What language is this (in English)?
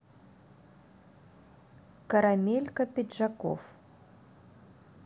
Russian